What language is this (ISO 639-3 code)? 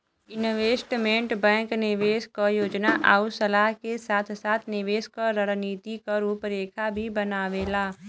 bho